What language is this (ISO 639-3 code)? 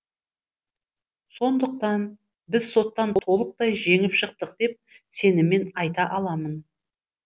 kaz